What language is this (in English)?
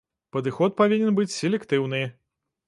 Belarusian